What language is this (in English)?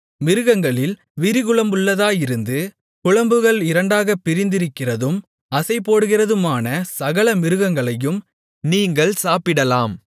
Tamil